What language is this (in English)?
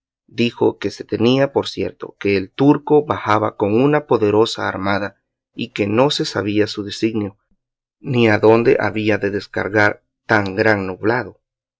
Spanish